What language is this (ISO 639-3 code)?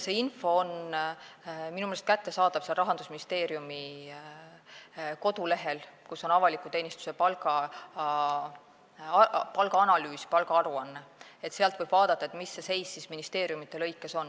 est